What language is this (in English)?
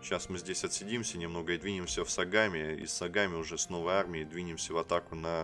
Russian